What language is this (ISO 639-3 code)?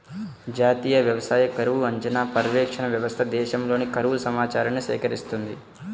tel